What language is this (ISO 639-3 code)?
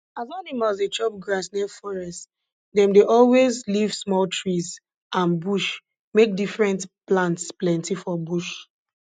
pcm